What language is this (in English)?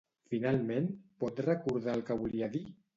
Catalan